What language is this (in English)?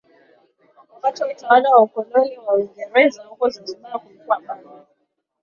Swahili